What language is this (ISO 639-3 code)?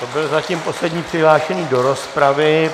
ces